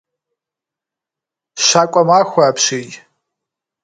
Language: Kabardian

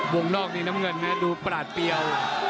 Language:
Thai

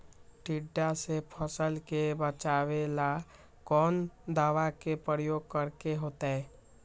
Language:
Magahi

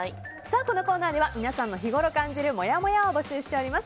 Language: Japanese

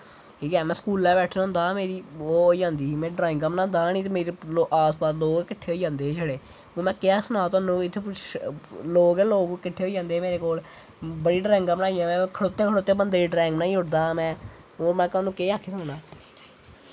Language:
Dogri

